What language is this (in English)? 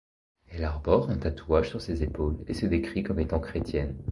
French